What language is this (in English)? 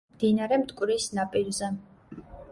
Georgian